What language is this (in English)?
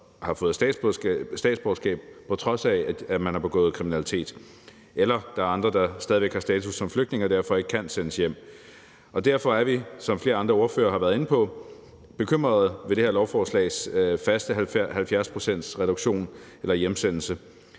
Danish